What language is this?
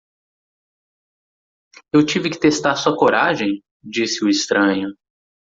Portuguese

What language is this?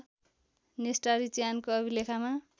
Nepali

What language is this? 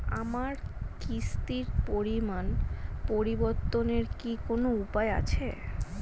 Bangla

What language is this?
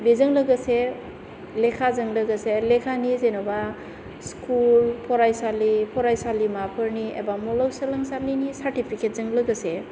Bodo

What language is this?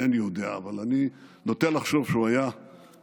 Hebrew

